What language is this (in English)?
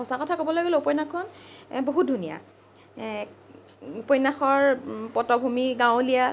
Assamese